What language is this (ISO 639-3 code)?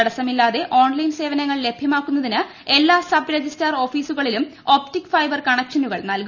mal